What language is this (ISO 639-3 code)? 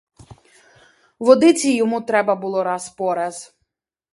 ukr